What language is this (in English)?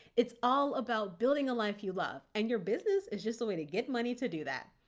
English